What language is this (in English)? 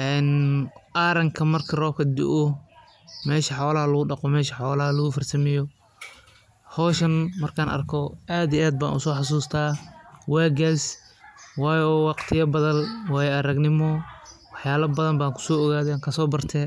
Somali